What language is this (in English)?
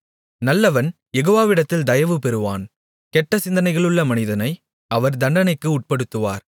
Tamil